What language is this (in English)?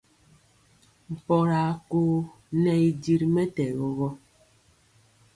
Mpiemo